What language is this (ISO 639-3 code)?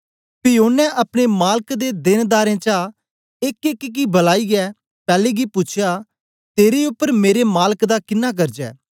doi